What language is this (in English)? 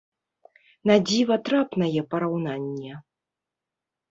Belarusian